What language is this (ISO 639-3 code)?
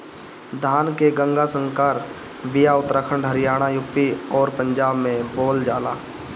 bho